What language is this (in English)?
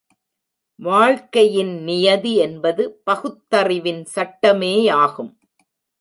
Tamil